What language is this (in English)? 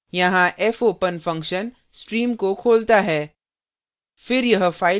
Hindi